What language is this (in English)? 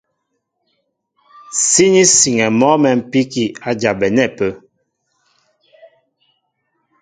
Mbo (Cameroon)